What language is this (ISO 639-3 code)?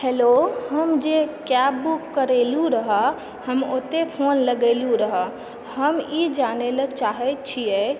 mai